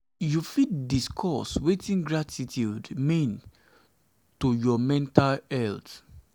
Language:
Nigerian Pidgin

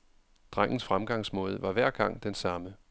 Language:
Danish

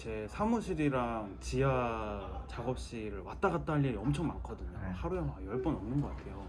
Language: Korean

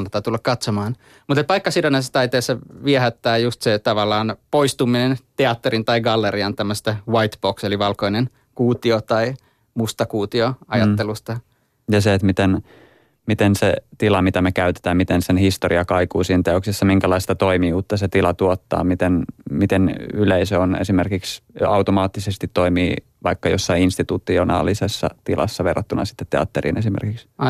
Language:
Finnish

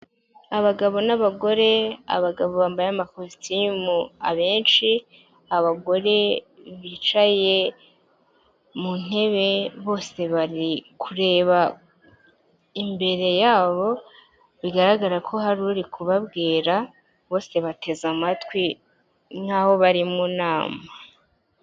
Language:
Kinyarwanda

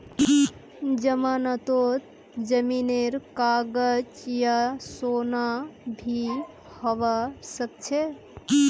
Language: Magahi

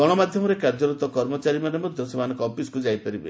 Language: Odia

